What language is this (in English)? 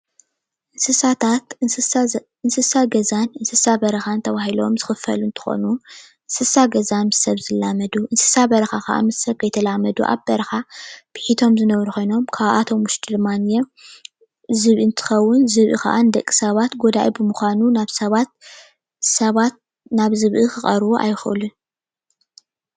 Tigrinya